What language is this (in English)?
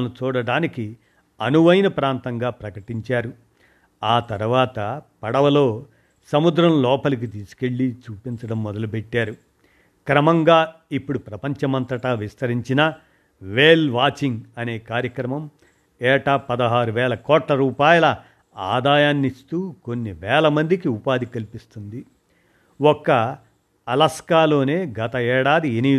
Telugu